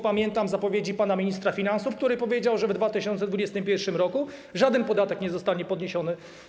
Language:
Polish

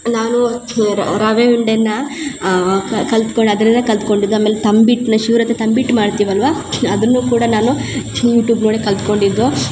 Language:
Kannada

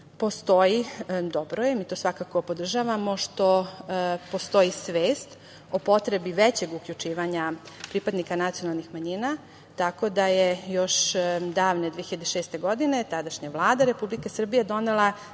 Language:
Serbian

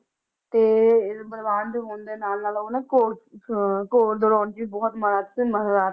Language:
Punjabi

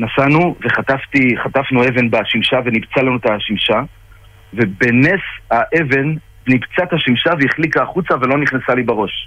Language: Hebrew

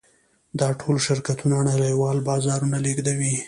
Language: Pashto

